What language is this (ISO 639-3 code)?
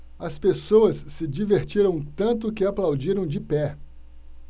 por